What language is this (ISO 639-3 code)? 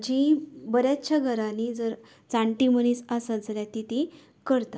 kok